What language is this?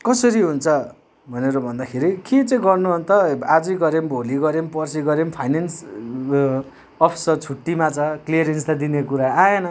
Nepali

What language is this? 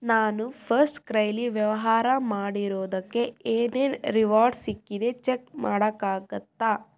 Kannada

